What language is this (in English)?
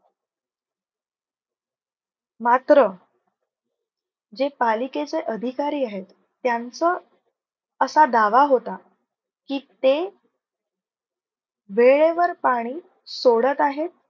Marathi